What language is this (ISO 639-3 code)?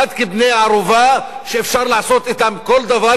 heb